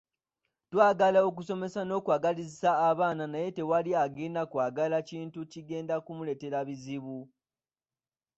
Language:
Ganda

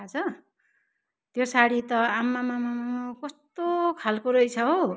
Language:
Nepali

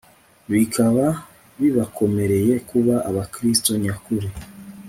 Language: Kinyarwanda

